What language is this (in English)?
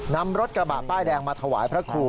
Thai